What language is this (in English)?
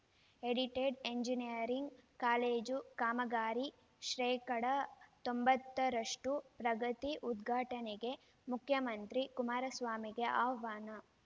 Kannada